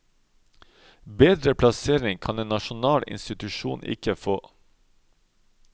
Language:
Norwegian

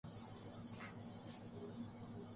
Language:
Urdu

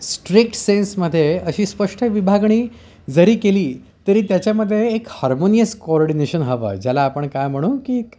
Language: Marathi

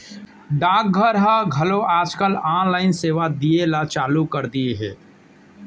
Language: Chhattisgarhi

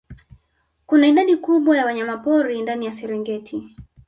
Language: Swahili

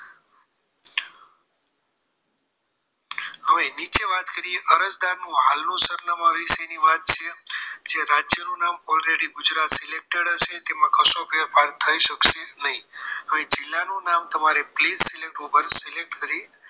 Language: Gujarati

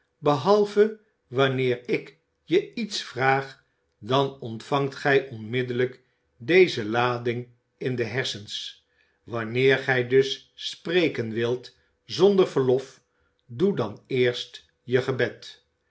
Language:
Dutch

